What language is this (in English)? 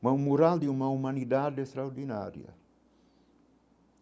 Portuguese